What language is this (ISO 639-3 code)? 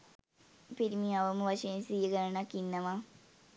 sin